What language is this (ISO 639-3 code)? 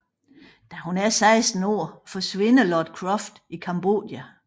dan